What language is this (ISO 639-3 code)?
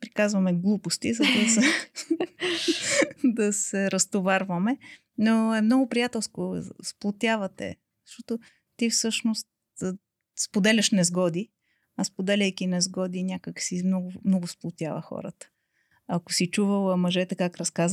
bul